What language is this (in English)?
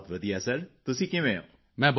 Punjabi